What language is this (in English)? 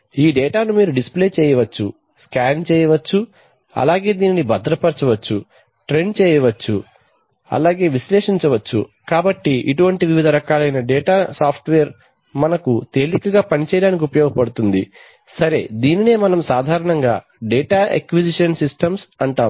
Telugu